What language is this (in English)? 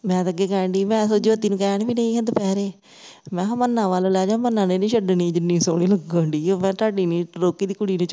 Punjabi